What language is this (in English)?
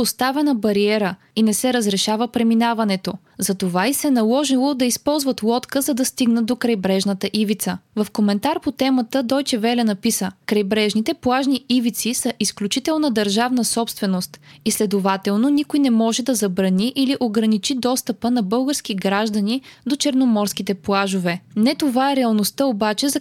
Bulgarian